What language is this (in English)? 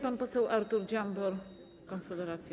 Polish